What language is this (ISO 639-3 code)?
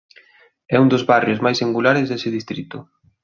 glg